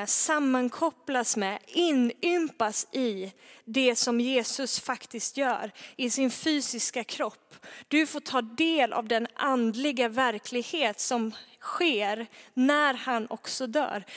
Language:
Swedish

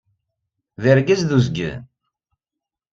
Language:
Kabyle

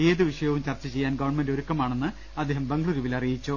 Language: Malayalam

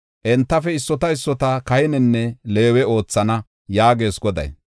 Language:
Gofa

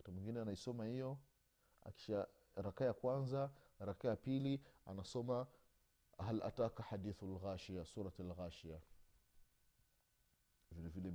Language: Swahili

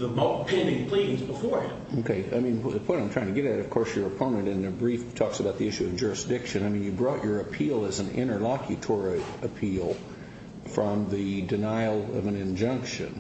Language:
English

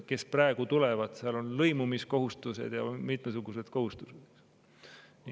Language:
Estonian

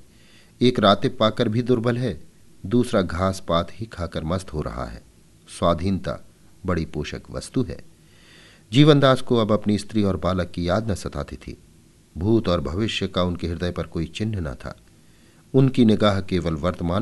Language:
Hindi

